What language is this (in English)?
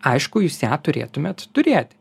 Lithuanian